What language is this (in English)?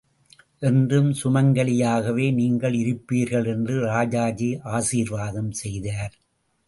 Tamil